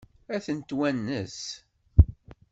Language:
Kabyle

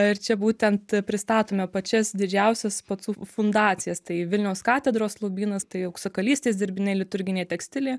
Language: Lithuanian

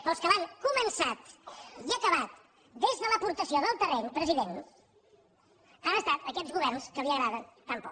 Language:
Catalan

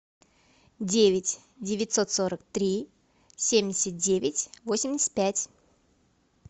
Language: Russian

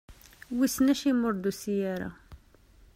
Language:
Kabyle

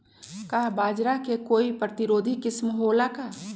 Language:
Magahi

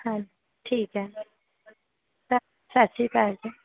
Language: Punjabi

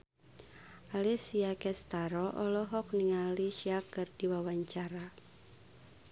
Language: Sundanese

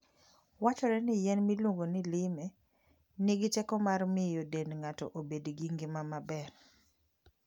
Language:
Luo (Kenya and Tanzania)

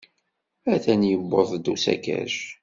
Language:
Kabyle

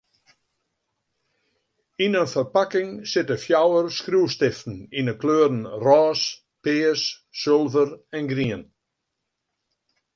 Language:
Western Frisian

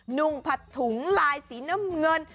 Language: Thai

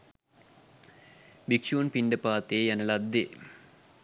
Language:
Sinhala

